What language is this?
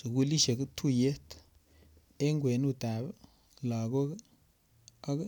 Kalenjin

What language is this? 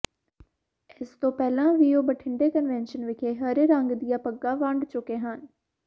Punjabi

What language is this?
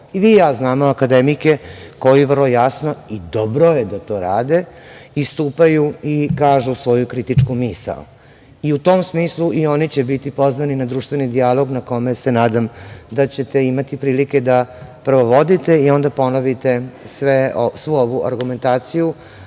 Serbian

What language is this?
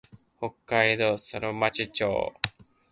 Japanese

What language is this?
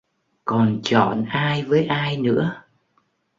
Vietnamese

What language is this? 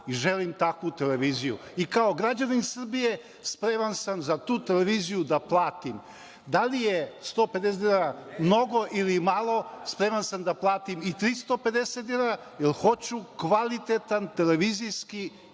Serbian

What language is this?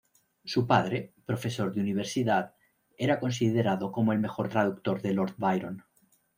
Spanish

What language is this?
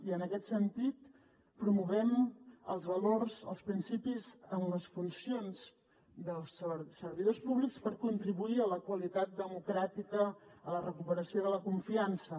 Catalan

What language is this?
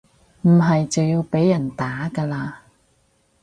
Cantonese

